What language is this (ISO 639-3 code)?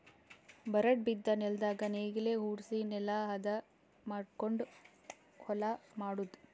kan